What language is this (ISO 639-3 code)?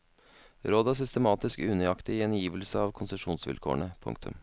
nor